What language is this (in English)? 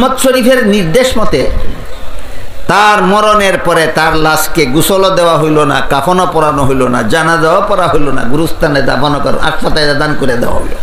Bangla